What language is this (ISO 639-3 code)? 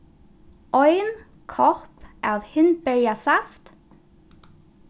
fao